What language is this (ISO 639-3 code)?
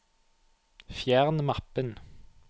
nor